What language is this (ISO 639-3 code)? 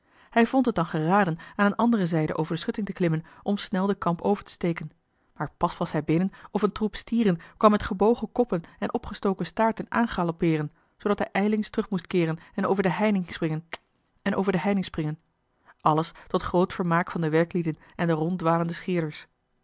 nld